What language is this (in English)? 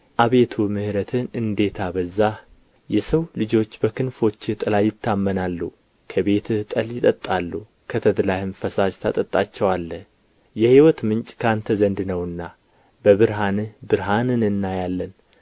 Amharic